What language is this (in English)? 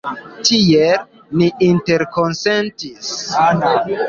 Esperanto